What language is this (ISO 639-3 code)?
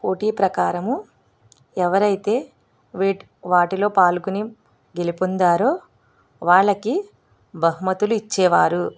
tel